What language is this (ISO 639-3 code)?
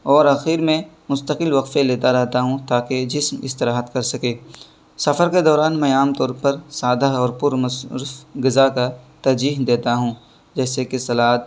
urd